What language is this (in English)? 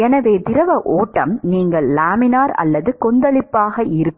Tamil